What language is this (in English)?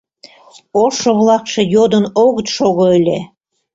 Mari